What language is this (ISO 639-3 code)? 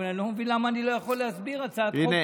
heb